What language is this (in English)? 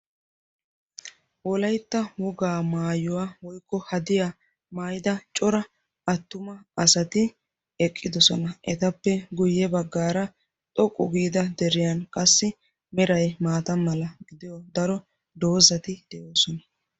Wolaytta